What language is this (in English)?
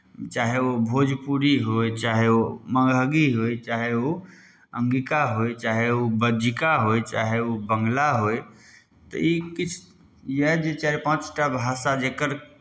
Maithili